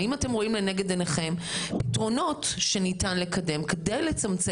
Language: Hebrew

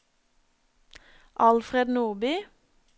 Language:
Norwegian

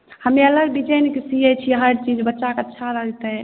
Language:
Maithili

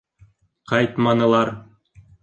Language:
Bashkir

